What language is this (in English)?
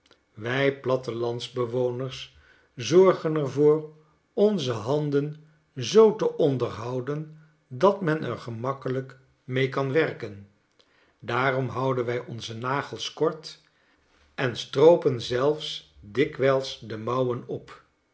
Dutch